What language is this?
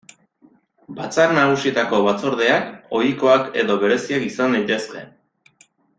Basque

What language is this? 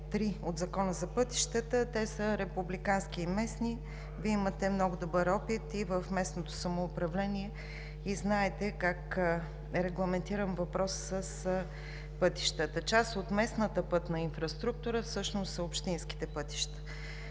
Bulgarian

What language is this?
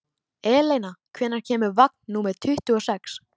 Icelandic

